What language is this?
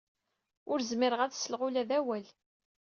Kabyle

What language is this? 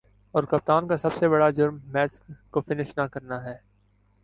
Urdu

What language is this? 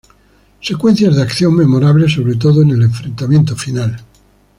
Spanish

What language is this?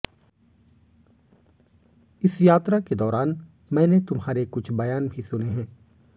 Hindi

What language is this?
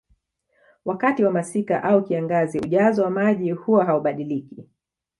Swahili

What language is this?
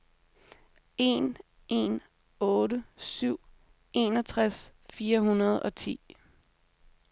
Danish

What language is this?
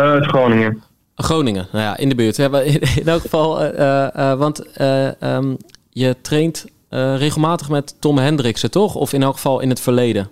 Dutch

